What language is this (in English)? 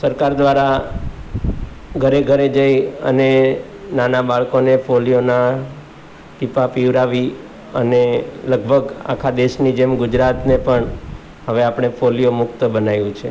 Gujarati